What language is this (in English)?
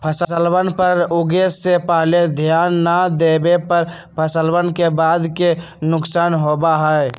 Magahi